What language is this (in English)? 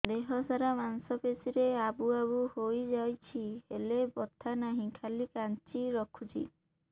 Odia